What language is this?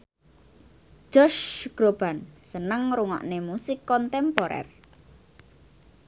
Javanese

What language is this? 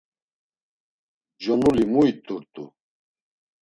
Laz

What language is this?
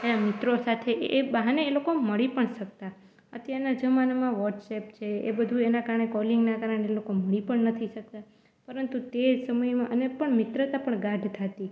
Gujarati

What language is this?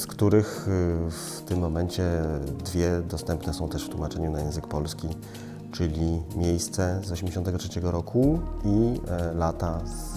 Polish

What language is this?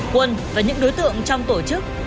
Vietnamese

